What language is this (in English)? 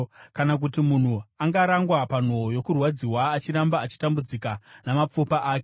Shona